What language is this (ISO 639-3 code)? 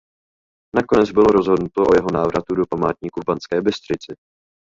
ces